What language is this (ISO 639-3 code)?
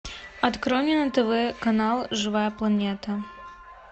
rus